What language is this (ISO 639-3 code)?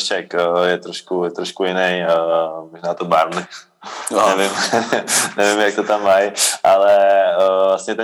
ces